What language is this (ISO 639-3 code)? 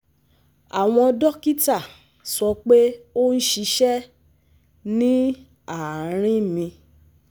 yor